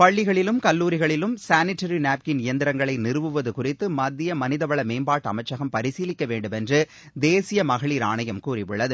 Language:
Tamil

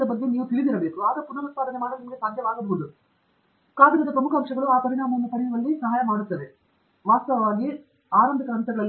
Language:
Kannada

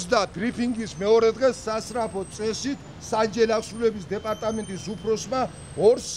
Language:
Romanian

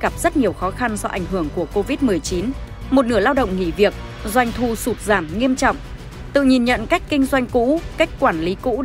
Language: Vietnamese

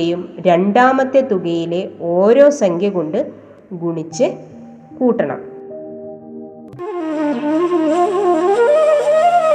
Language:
Malayalam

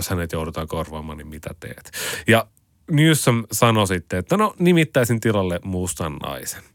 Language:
Finnish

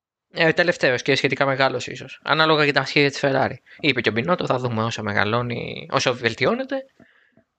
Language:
Greek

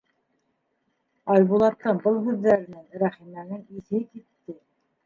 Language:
Bashkir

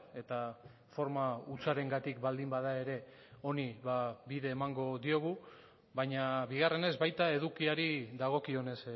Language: Basque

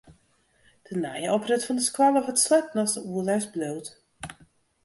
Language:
Western Frisian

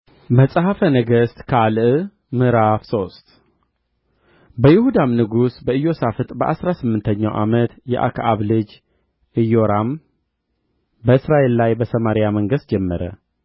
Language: Amharic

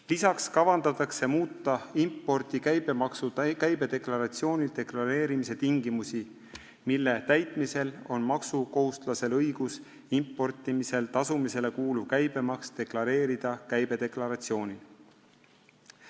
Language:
Estonian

